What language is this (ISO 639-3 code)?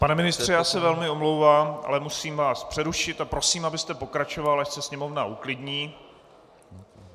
ces